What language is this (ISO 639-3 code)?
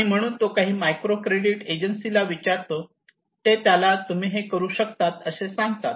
mar